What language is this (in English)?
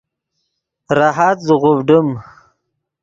Yidgha